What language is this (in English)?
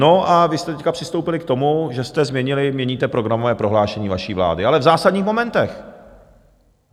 Czech